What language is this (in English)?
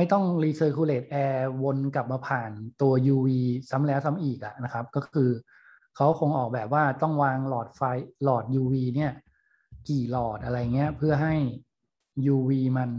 Thai